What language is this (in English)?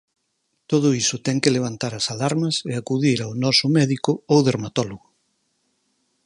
Galician